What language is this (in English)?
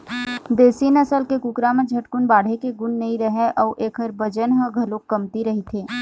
Chhattisgarhi